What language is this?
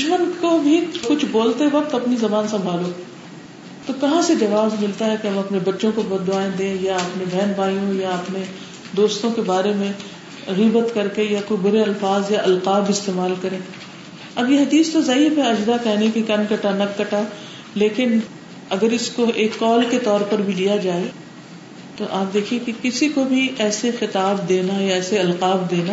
Urdu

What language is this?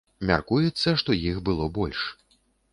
Belarusian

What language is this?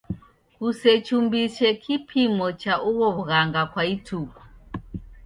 Taita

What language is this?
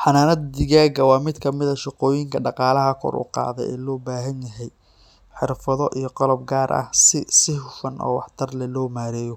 Somali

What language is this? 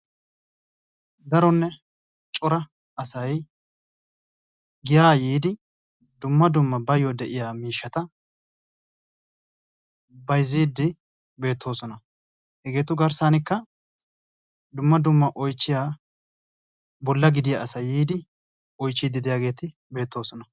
Wolaytta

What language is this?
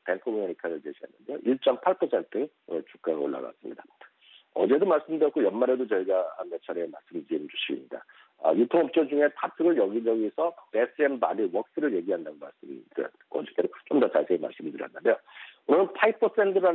Korean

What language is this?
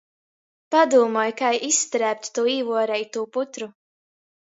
Latgalian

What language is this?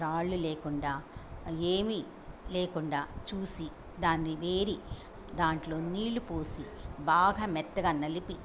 Telugu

